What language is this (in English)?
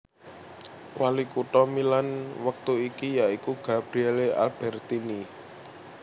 Javanese